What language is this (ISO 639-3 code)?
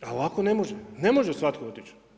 hrv